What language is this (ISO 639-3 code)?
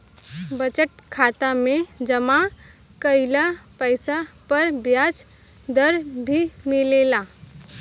bho